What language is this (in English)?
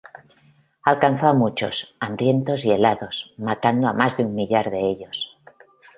Spanish